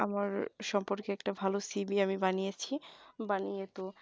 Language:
Bangla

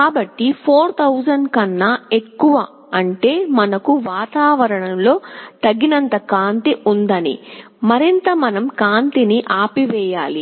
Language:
Telugu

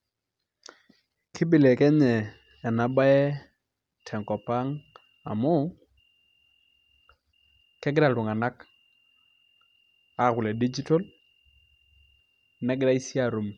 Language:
Masai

